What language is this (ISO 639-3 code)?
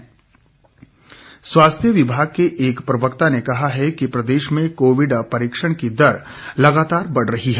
hin